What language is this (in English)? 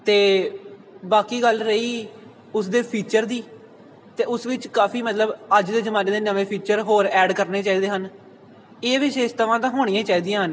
Punjabi